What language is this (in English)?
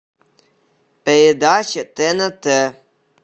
Russian